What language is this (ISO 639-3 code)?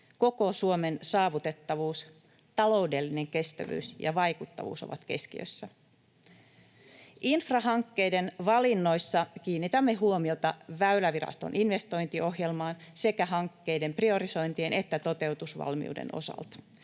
fin